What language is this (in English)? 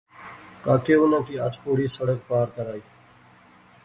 Pahari-Potwari